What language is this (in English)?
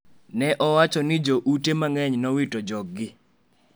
Luo (Kenya and Tanzania)